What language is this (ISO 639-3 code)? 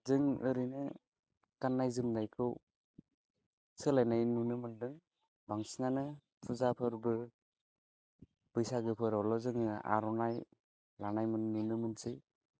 brx